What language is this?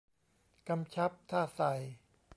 Thai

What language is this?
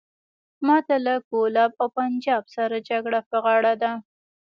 Pashto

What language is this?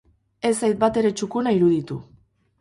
Basque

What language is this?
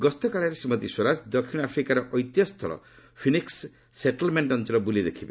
Odia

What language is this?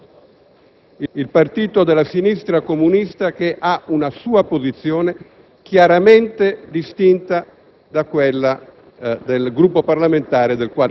Italian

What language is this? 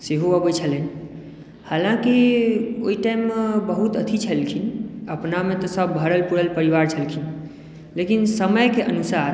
Maithili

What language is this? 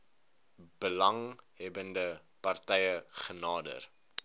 Afrikaans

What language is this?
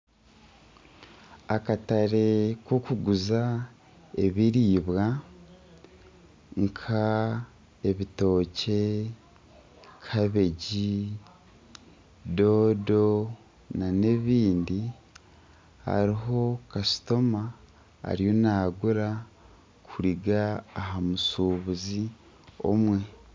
Nyankole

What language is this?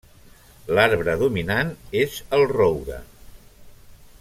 Catalan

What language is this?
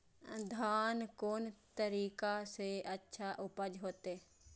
Maithili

